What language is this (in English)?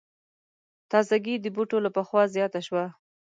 Pashto